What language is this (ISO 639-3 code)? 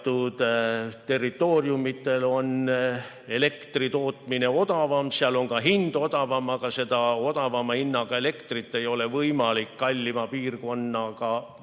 est